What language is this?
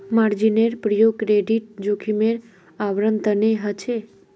Magahi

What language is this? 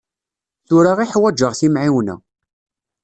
Kabyle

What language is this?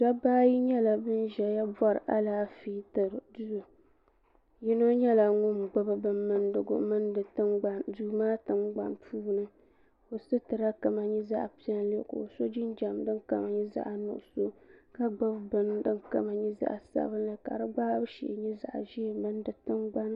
Dagbani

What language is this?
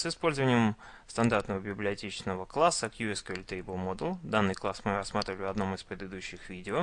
Russian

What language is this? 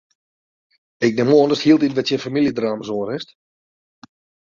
Western Frisian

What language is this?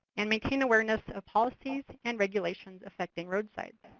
English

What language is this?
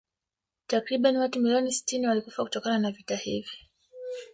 Swahili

